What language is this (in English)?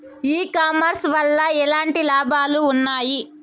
Telugu